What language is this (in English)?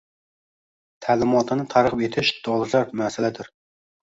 Uzbek